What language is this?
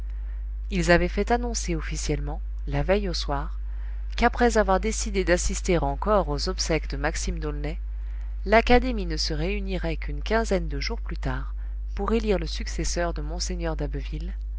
French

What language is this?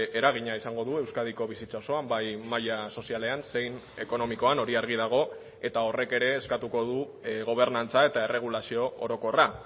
Basque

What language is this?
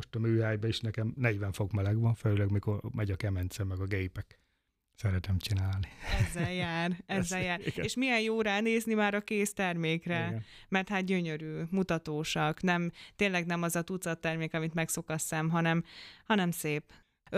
Hungarian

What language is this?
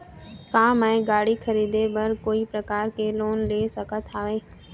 Chhattisgarhi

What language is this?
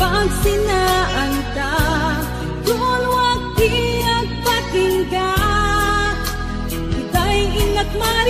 Indonesian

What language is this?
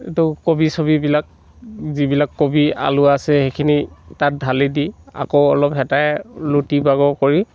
Assamese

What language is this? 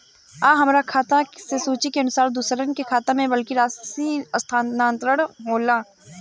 Bhojpuri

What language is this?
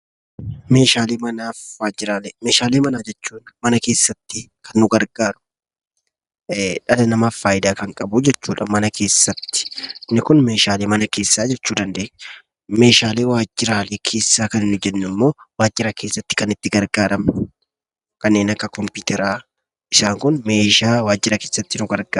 Oromo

